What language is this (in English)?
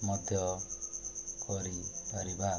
Odia